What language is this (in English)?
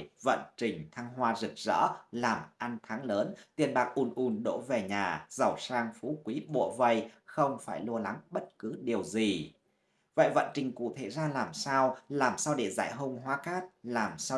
Vietnamese